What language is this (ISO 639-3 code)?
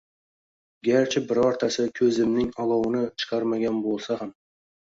uzb